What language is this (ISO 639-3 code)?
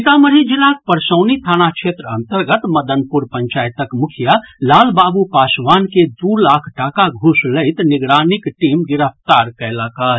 mai